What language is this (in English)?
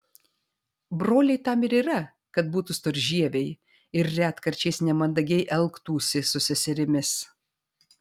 Lithuanian